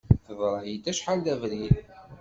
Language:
Kabyle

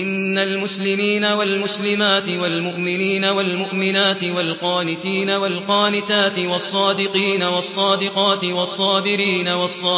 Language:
Arabic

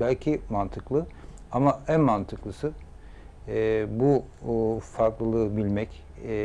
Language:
Turkish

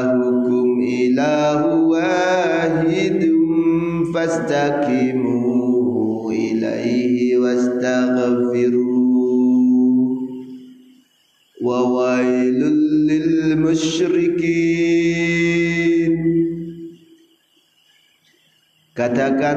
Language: Indonesian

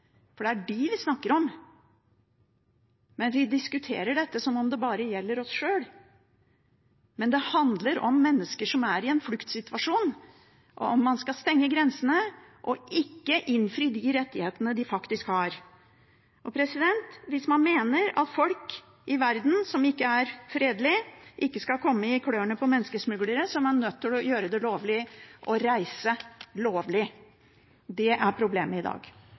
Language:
Norwegian Bokmål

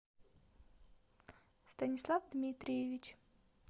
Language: Russian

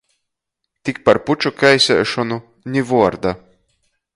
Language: Latgalian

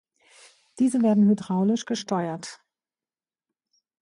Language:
German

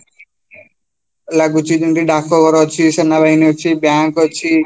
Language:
Odia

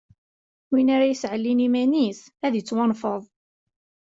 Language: Kabyle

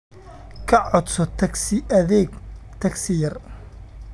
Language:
Somali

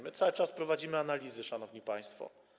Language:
Polish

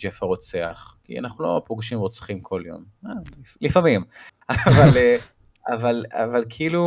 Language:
Hebrew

